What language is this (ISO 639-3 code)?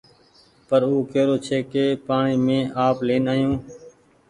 gig